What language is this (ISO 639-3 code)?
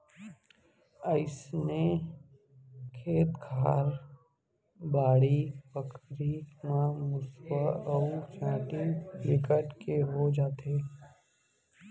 hne